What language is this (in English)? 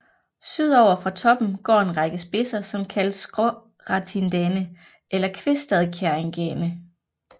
Danish